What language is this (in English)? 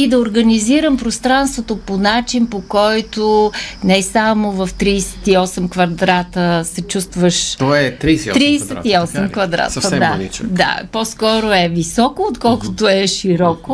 Bulgarian